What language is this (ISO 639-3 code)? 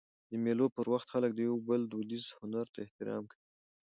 pus